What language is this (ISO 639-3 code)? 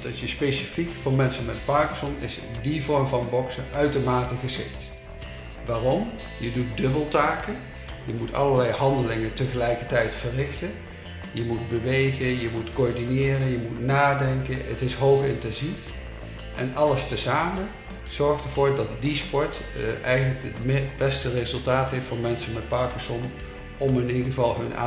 nld